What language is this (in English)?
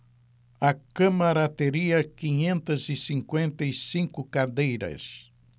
Portuguese